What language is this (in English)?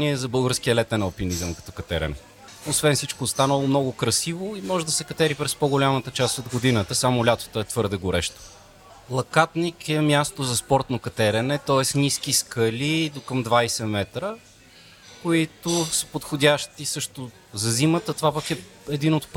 Bulgarian